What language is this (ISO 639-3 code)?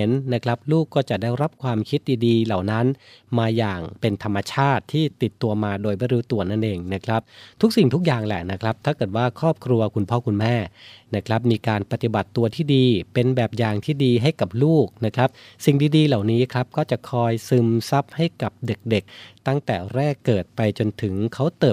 tha